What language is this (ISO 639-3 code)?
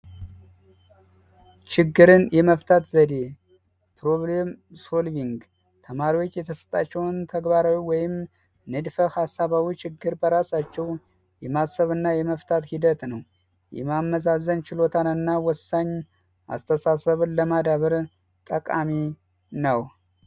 amh